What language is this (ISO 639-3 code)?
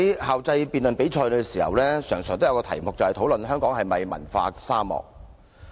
yue